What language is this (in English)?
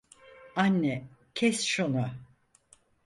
Turkish